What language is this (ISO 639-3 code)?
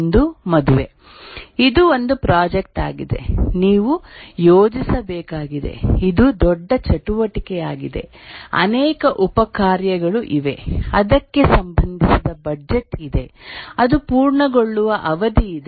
kan